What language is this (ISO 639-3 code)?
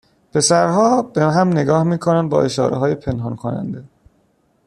fas